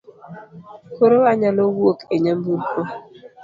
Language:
Luo (Kenya and Tanzania)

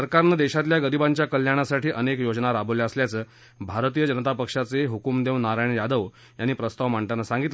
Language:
Marathi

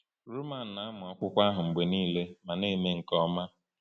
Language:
Igbo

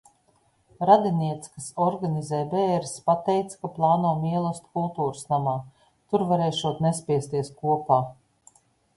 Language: Latvian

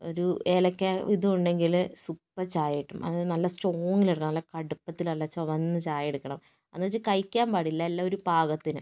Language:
Malayalam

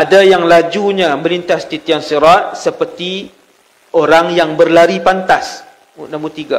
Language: Malay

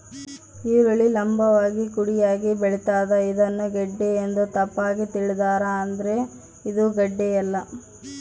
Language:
Kannada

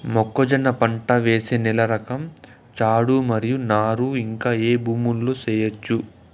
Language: Telugu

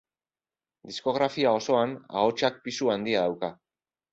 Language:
Basque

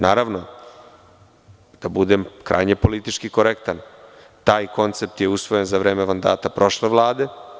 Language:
Serbian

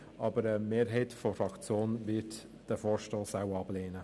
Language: Swiss German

